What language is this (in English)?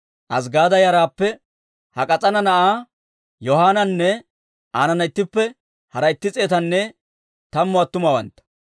Dawro